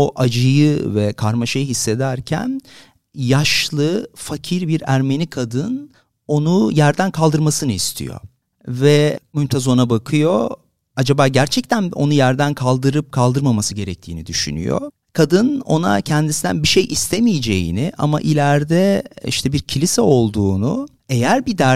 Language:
Turkish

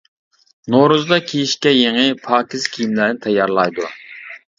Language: Uyghur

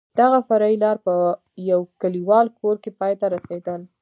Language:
Pashto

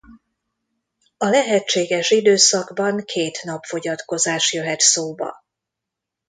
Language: Hungarian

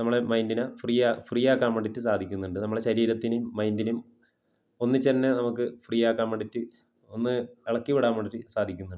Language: Malayalam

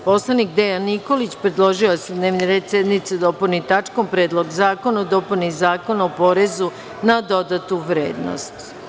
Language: Serbian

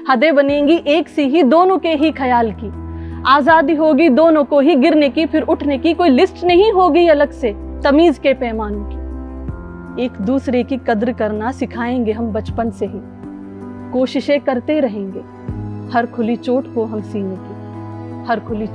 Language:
Hindi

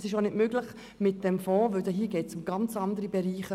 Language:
Swiss German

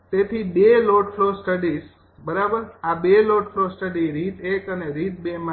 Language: Gujarati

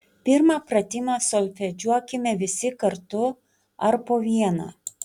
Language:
Lithuanian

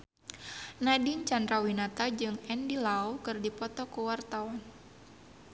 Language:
Sundanese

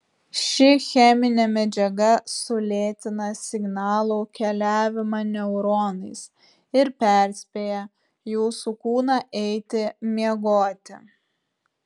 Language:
Lithuanian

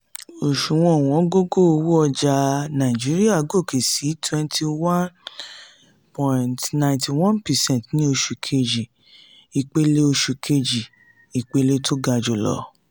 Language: Yoruba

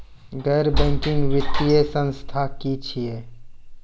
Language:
Maithili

